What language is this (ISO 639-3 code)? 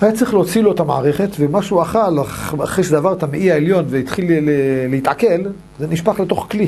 heb